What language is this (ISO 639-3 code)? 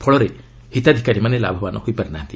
ori